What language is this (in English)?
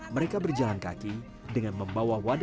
Indonesian